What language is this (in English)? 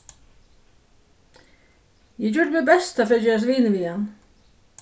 Faroese